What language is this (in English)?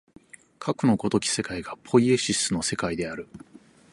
Japanese